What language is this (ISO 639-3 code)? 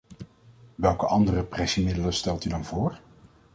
nld